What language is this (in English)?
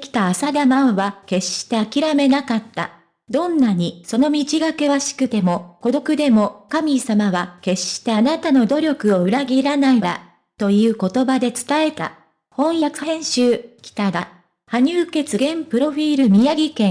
Japanese